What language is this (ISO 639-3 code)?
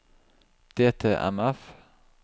nor